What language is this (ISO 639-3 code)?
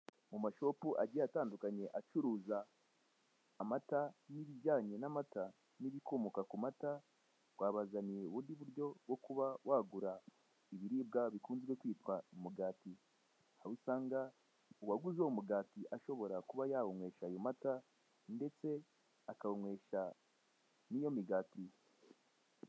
kin